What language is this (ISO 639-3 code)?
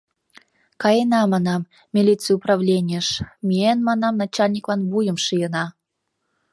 chm